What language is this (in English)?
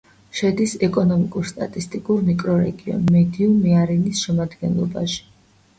Georgian